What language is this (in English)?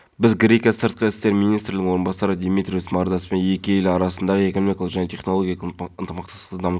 Kazakh